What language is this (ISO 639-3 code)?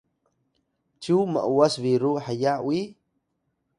tay